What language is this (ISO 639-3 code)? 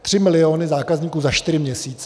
ces